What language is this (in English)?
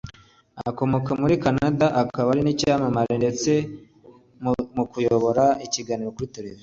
Kinyarwanda